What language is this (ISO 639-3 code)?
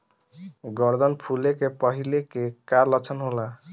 bho